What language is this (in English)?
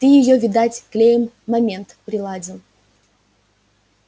Russian